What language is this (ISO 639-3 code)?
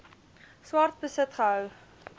afr